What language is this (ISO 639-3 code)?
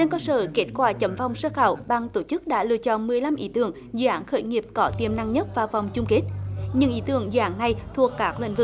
vie